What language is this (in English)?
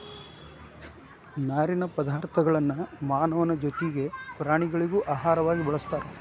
Kannada